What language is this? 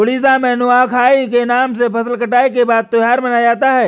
Hindi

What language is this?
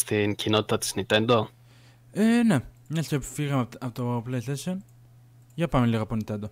Greek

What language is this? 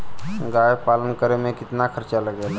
Bhojpuri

